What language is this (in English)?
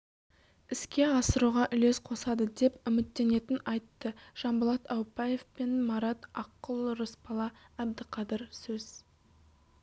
Kazakh